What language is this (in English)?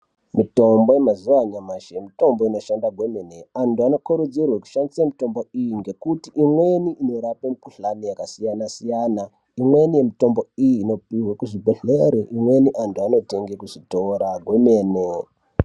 Ndau